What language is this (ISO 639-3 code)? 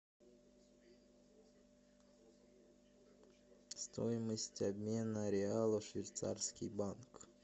rus